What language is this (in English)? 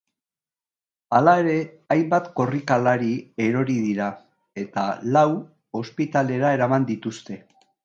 Basque